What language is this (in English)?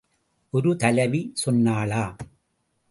Tamil